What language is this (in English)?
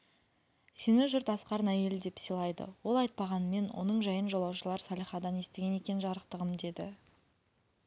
Kazakh